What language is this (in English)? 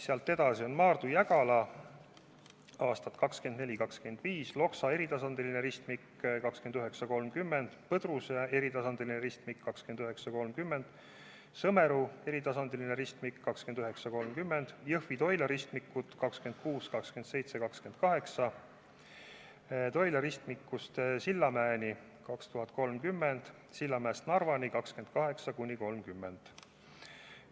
Estonian